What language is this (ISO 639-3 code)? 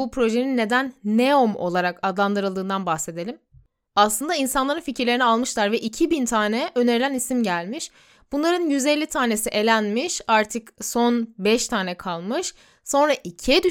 tur